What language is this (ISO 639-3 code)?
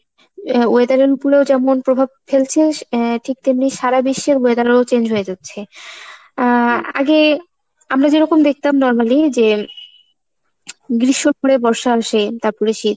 ben